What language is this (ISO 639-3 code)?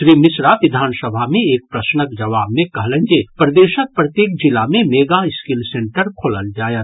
mai